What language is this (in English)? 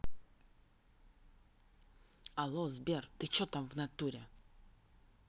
Russian